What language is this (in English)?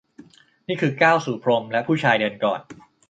Thai